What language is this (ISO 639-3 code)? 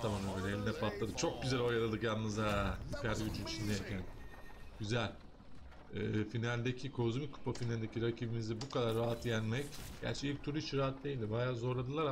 tur